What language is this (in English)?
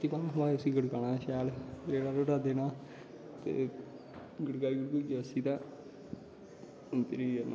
Dogri